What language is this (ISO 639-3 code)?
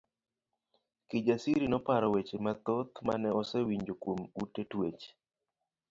luo